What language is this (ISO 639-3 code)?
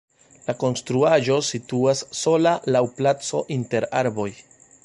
epo